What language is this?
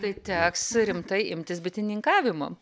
Lithuanian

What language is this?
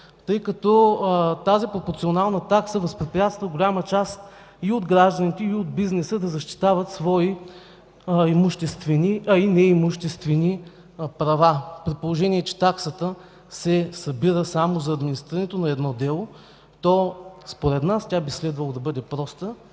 Bulgarian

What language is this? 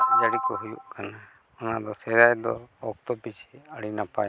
Santali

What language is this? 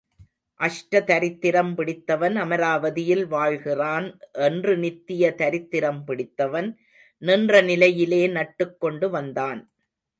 Tamil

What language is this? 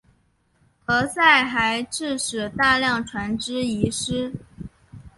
Chinese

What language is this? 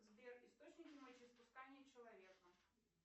Russian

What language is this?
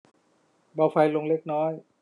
Thai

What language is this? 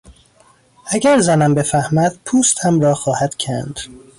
Persian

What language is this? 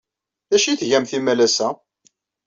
Kabyle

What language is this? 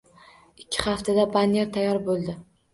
Uzbek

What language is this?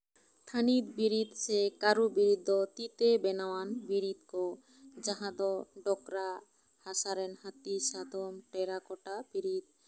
Santali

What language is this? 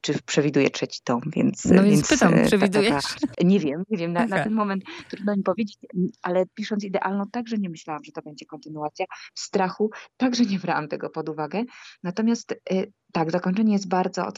Polish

